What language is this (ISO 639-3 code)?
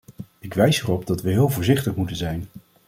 nld